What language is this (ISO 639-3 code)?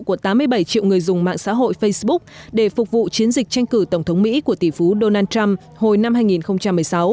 vie